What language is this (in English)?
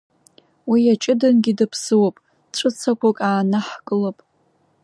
Abkhazian